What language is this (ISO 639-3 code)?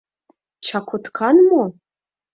chm